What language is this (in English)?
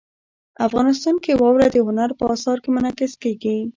Pashto